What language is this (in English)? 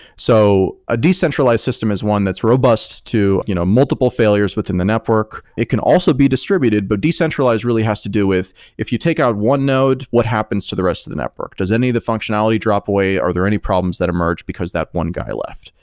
English